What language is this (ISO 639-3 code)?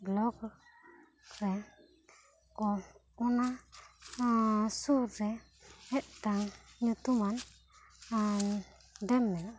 sat